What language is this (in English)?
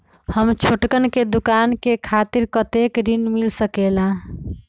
Magahi